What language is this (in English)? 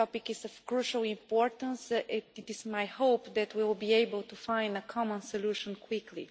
English